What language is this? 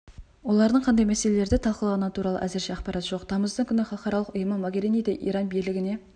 Kazakh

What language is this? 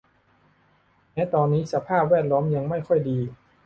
Thai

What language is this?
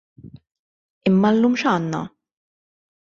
Maltese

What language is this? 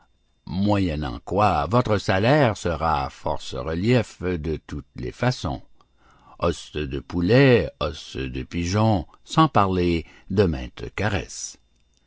French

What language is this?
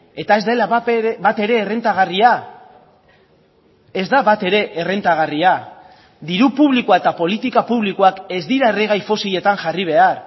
Basque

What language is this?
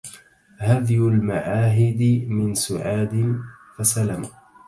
Arabic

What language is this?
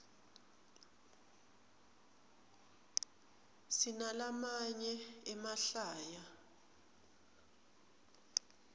Swati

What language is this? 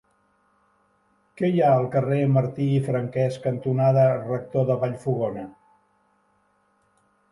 Catalan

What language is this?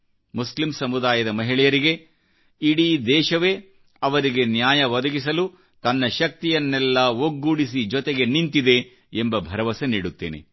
Kannada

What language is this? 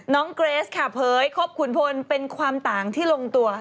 Thai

